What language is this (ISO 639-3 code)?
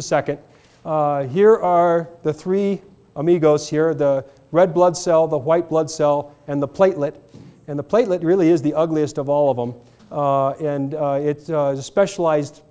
eng